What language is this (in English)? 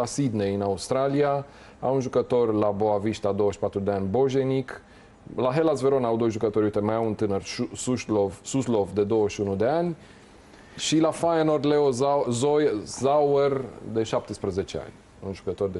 Romanian